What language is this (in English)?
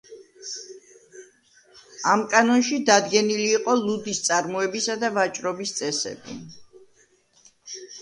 Georgian